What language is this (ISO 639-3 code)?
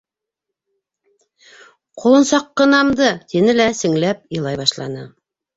bak